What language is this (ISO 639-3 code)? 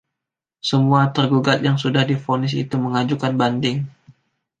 ind